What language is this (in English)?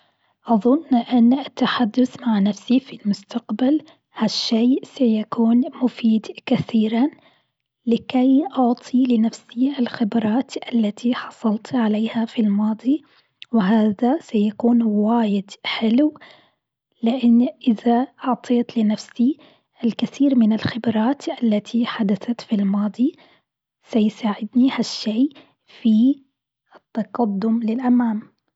Gulf Arabic